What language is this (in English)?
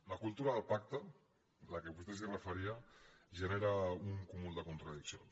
Catalan